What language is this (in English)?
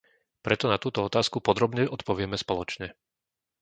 Slovak